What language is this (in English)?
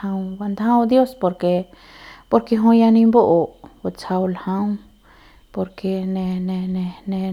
Central Pame